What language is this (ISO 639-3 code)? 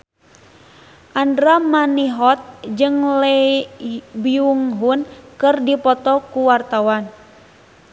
sun